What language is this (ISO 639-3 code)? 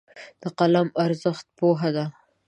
pus